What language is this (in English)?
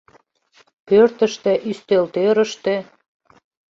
Mari